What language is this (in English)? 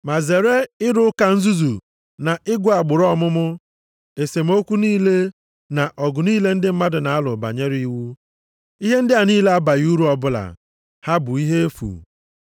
Igbo